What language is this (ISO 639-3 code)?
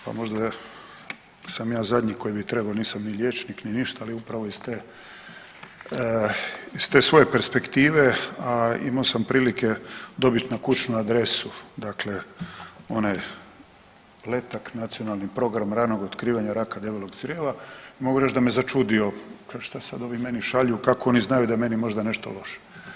hrv